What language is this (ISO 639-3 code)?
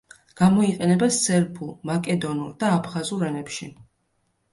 kat